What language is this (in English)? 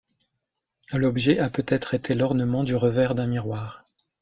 French